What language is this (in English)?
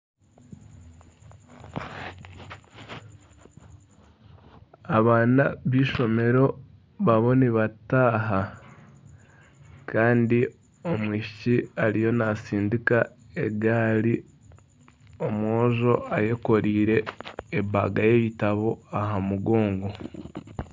Nyankole